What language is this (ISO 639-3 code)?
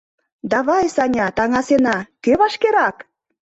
chm